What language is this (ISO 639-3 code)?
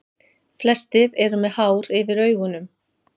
isl